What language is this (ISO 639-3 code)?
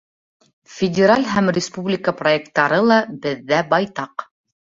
bak